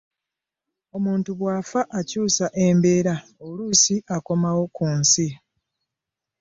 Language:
Ganda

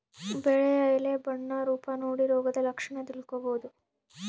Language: Kannada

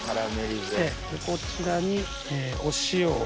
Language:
Japanese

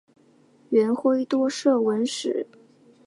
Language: Chinese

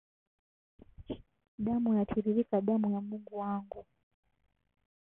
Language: Swahili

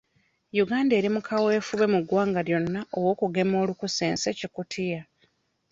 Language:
Ganda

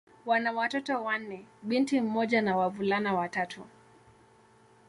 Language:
Swahili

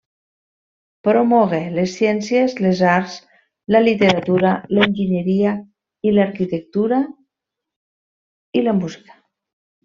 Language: Catalan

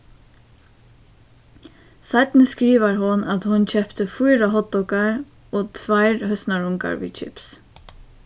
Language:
Faroese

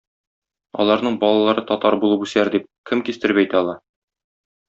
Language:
Tatar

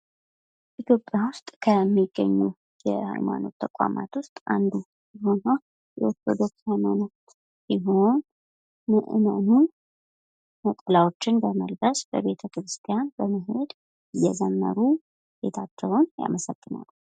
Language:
Amharic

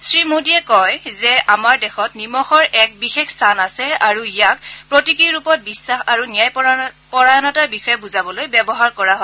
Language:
Assamese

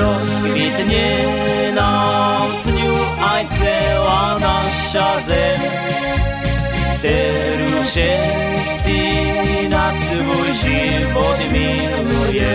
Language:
Croatian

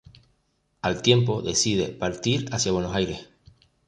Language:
Spanish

